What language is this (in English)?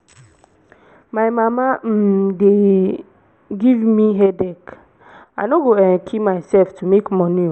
Nigerian Pidgin